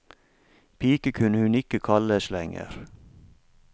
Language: Norwegian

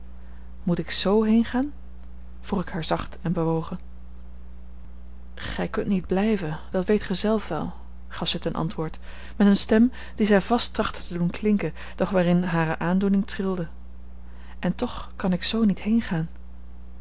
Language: Dutch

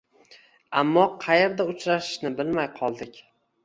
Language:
Uzbek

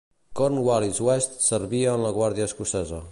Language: Catalan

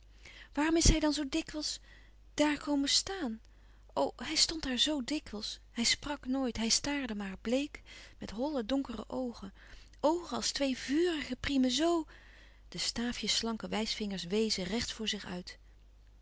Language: Dutch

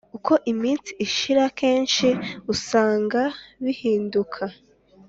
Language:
Kinyarwanda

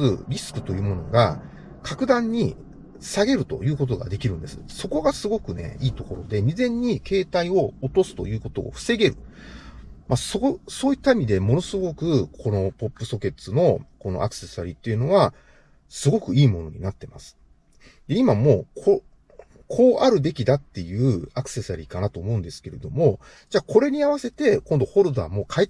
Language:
Japanese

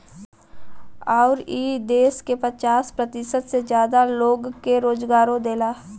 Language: Bhojpuri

